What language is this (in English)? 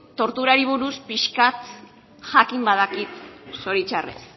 Basque